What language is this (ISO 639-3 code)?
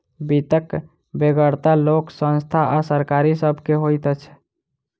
mai